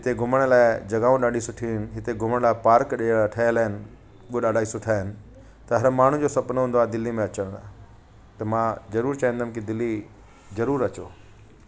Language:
Sindhi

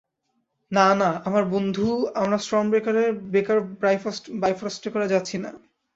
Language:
Bangla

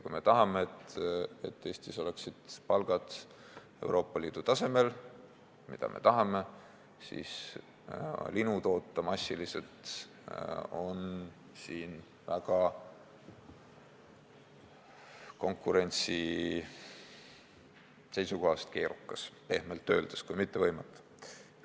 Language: Estonian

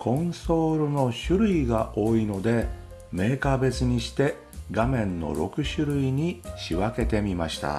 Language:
Japanese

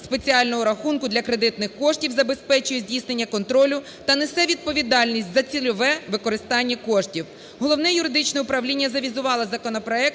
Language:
Ukrainian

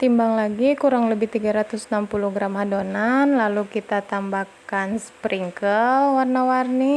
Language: Indonesian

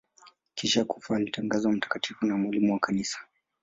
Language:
Swahili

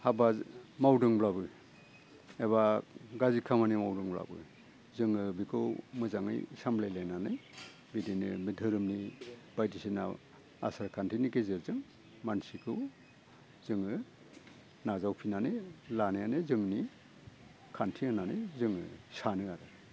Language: Bodo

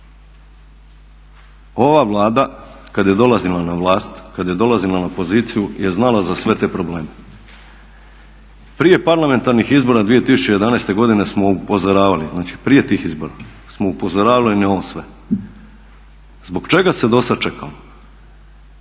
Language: Croatian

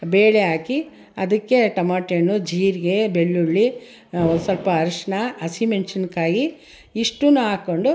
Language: Kannada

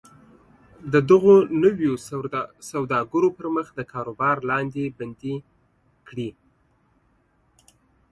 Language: Pashto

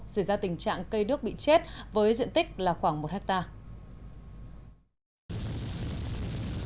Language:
Vietnamese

